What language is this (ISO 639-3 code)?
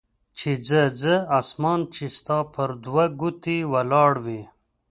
pus